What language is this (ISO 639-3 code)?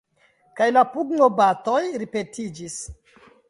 epo